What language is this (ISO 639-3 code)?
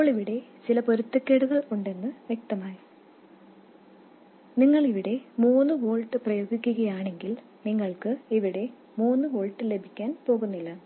mal